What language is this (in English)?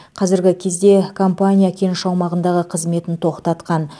Kazakh